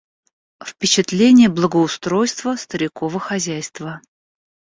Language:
Russian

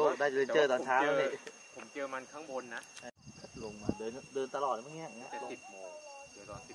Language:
Thai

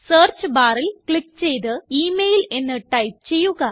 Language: Malayalam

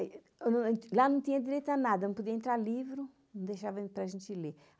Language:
Portuguese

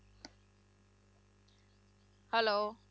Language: Punjabi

